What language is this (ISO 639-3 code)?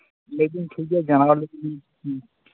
sat